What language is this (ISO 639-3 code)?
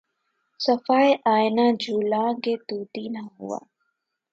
urd